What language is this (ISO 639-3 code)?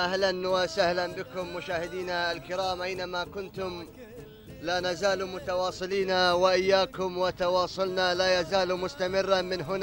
ara